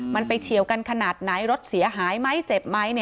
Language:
Thai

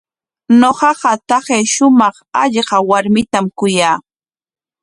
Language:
Corongo Ancash Quechua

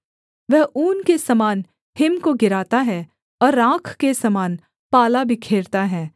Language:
Hindi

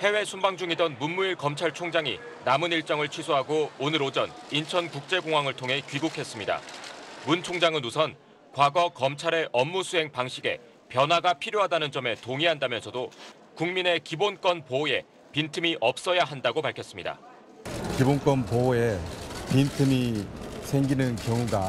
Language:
Korean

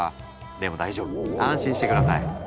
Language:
Japanese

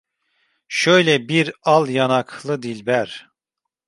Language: Turkish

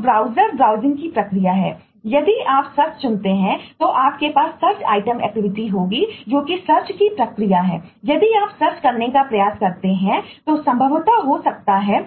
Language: Hindi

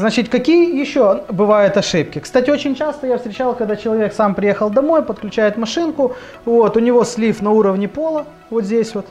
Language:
Russian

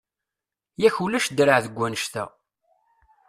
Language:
Kabyle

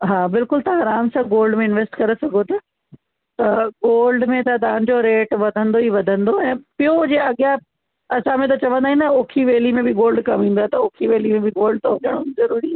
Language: Sindhi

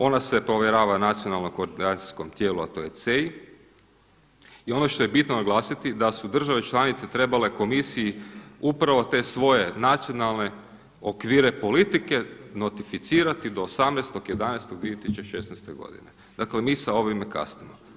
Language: Croatian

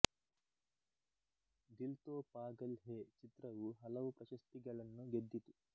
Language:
Kannada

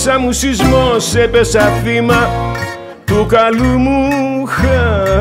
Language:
Greek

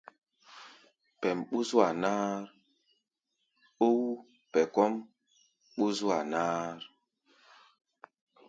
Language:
Gbaya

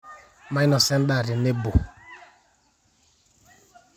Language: Masai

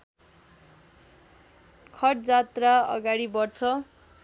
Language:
Nepali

